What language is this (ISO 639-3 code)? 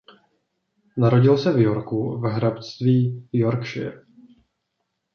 ces